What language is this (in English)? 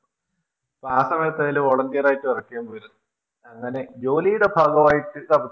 Malayalam